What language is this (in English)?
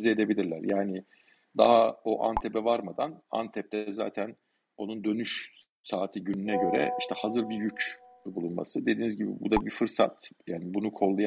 Turkish